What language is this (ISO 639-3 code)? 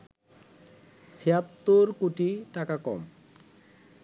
ben